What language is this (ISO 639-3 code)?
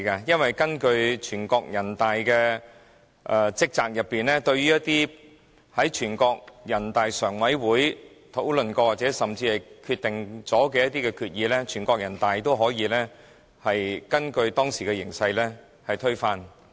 yue